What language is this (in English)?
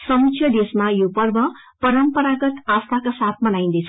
Nepali